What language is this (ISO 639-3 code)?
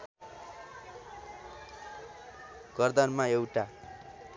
nep